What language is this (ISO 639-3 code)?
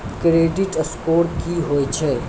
mai